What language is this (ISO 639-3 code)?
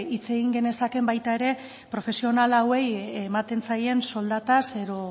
eus